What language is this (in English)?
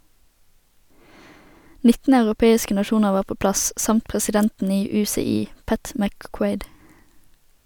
Norwegian